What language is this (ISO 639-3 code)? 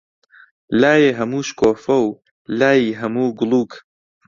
ckb